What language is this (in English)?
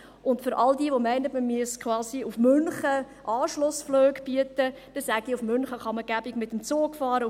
Swiss German